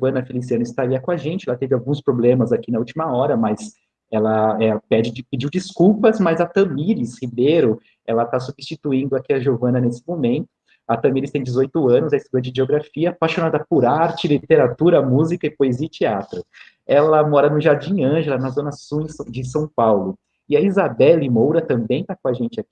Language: Portuguese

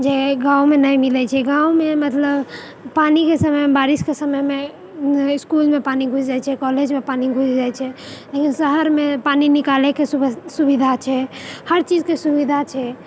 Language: Maithili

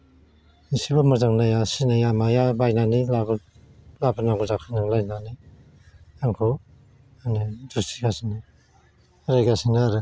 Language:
Bodo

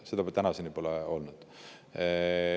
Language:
Estonian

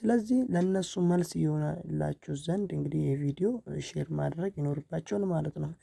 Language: Amharic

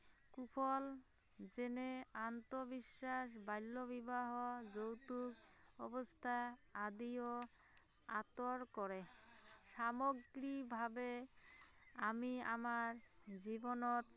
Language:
Assamese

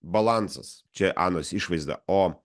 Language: Lithuanian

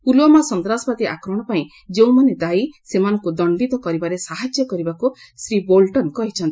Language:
Odia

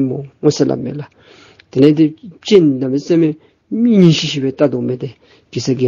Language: Romanian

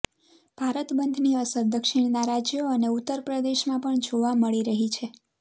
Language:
Gujarati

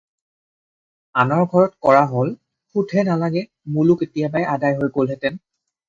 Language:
Assamese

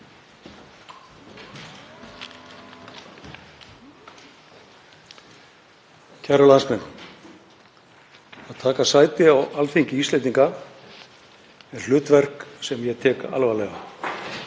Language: Icelandic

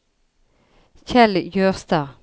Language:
Norwegian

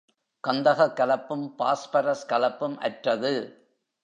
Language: Tamil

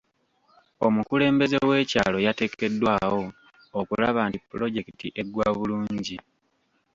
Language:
Ganda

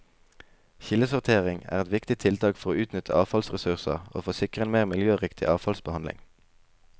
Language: Norwegian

